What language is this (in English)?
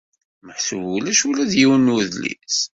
Kabyle